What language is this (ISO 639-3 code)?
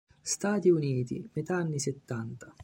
ita